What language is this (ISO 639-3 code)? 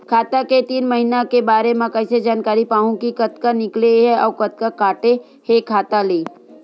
hne